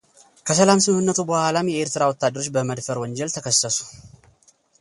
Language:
Amharic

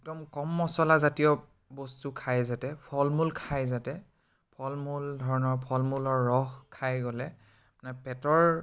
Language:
Assamese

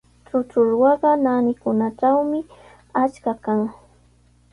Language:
Sihuas Ancash Quechua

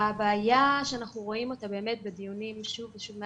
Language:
Hebrew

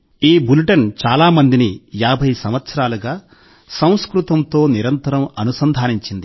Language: Telugu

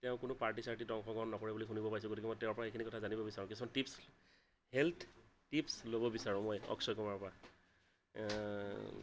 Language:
Assamese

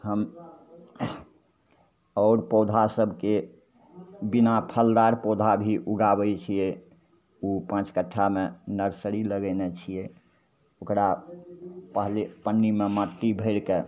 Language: Maithili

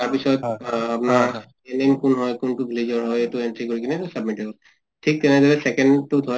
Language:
Assamese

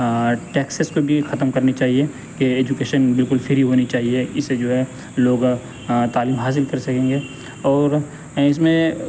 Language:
Urdu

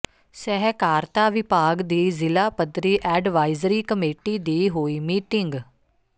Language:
Punjabi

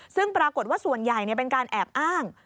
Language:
Thai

